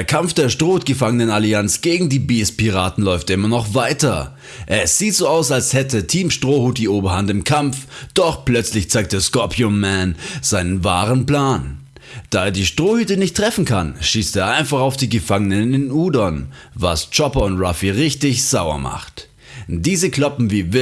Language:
German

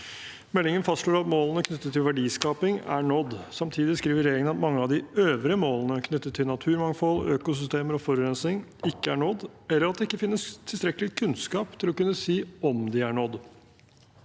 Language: Norwegian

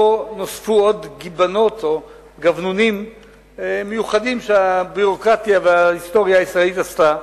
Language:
Hebrew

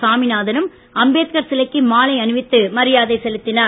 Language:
Tamil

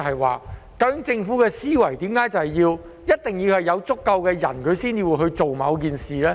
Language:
Cantonese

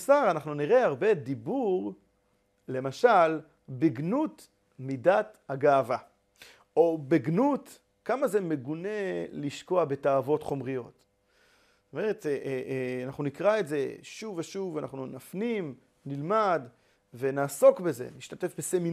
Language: Hebrew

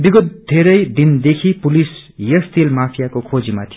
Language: Nepali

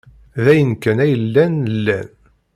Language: Kabyle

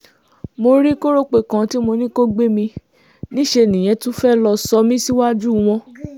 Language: Yoruba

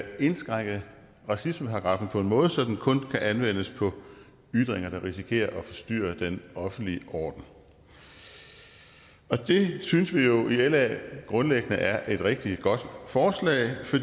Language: Danish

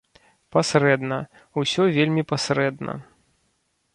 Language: Belarusian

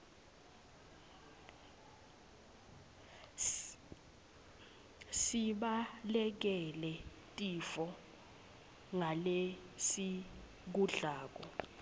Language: Swati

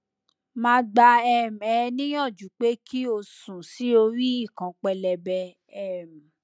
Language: Yoruba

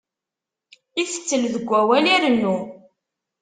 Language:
Kabyle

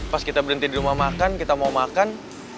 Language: Indonesian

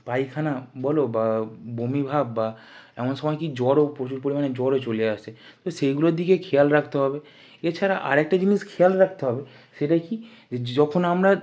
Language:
Bangla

